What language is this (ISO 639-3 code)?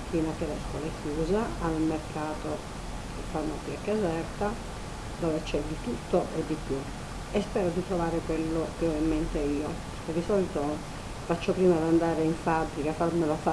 ita